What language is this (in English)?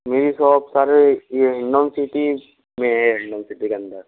Hindi